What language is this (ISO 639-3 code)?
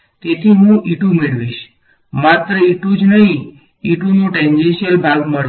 guj